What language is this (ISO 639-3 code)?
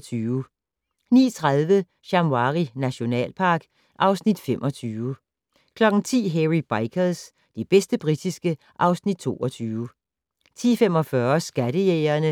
dan